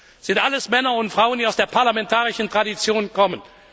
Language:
German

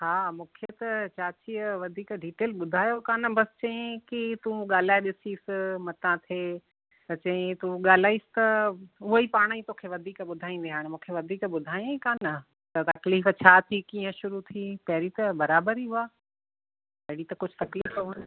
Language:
Sindhi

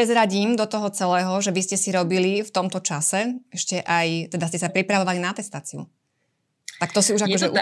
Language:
Slovak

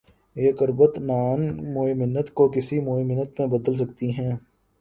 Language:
Urdu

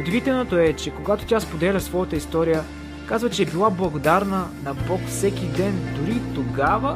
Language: Bulgarian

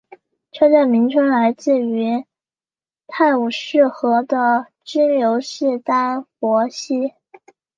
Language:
Chinese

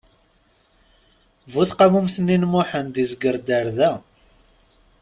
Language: Kabyle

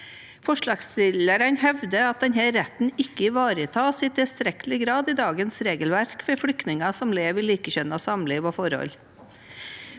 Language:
Norwegian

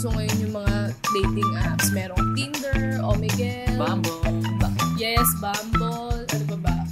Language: Filipino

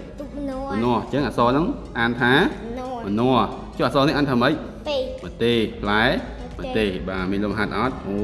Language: Vietnamese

